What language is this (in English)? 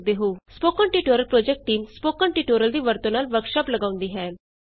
Punjabi